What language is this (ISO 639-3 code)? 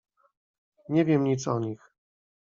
pol